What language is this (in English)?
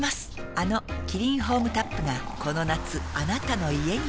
Japanese